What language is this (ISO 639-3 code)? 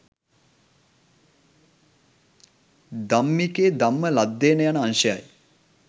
sin